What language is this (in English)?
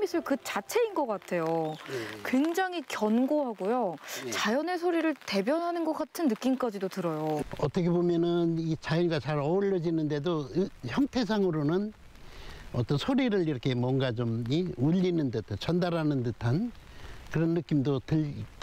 Korean